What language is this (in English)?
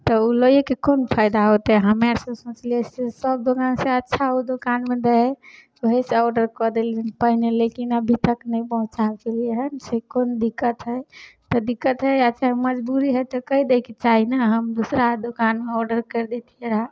Maithili